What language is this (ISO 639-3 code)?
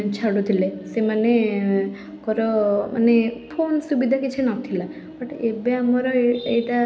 ori